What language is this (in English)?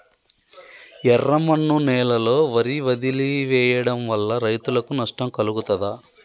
Telugu